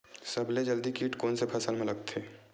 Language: Chhattisgarhi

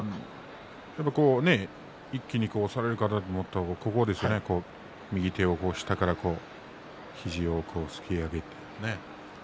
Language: Japanese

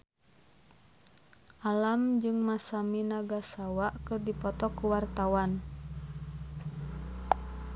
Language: Sundanese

